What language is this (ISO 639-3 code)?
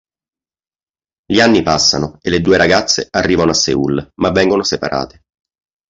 ita